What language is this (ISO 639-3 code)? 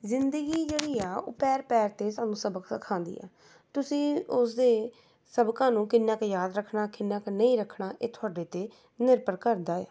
pan